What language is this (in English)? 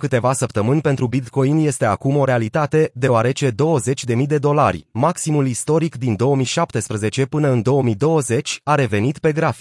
Romanian